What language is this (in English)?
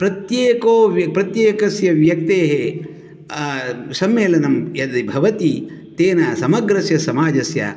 Sanskrit